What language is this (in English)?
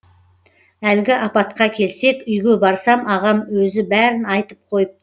Kazakh